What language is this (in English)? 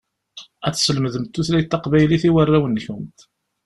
Kabyle